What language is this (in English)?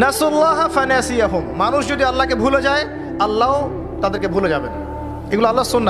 Arabic